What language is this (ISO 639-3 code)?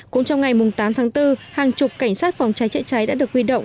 vie